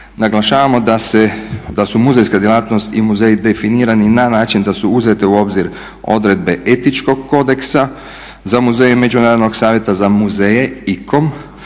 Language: Croatian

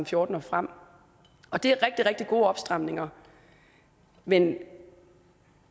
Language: Danish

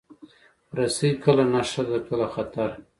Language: Pashto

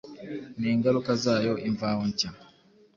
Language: Kinyarwanda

